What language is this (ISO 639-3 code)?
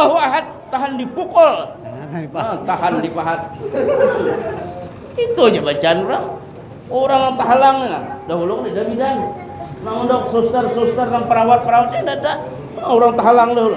ind